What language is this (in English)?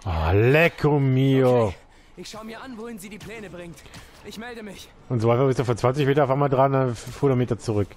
German